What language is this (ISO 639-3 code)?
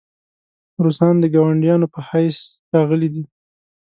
pus